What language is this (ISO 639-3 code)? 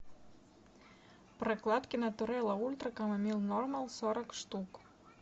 rus